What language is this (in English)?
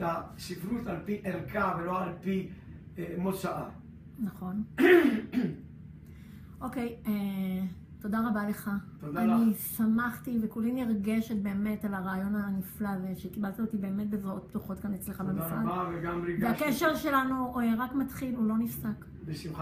Hebrew